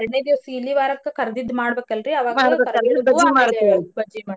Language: Kannada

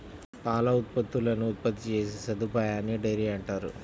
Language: Telugu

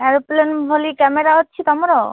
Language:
Odia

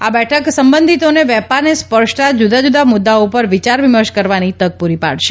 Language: Gujarati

